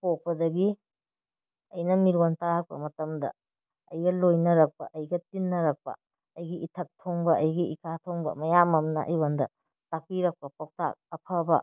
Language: Manipuri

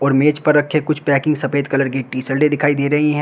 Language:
Hindi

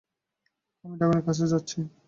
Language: Bangla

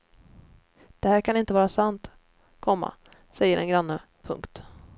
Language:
Swedish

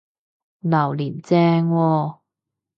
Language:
Cantonese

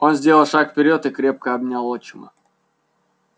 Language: Russian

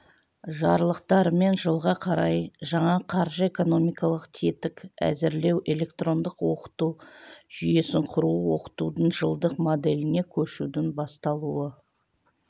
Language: Kazakh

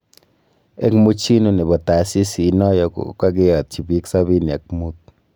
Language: Kalenjin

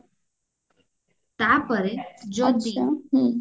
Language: Odia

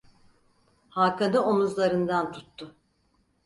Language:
Turkish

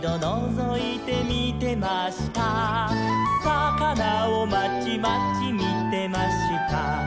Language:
Japanese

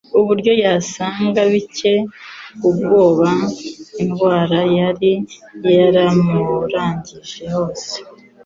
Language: Kinyarwanda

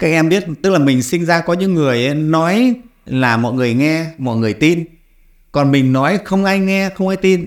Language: Vietnamese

